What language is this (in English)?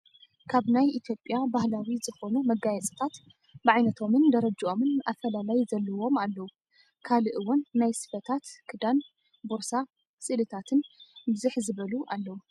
Tigrinya